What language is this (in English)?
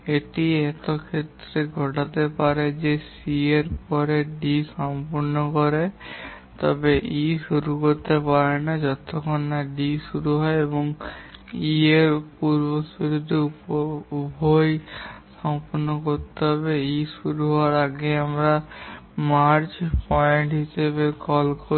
Bangla